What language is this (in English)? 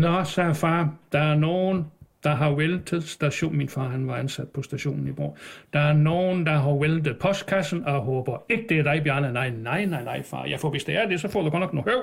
Danish